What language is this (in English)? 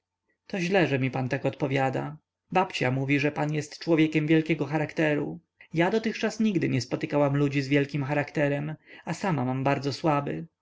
Polish